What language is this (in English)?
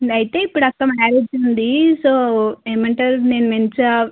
Telugu